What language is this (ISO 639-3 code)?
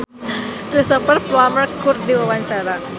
sun